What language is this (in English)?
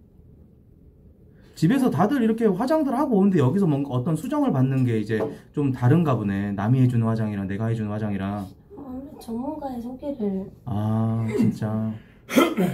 Korean